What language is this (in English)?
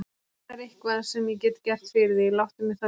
Icelandic